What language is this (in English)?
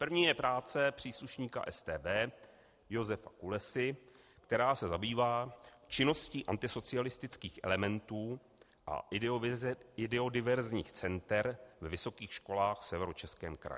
Czech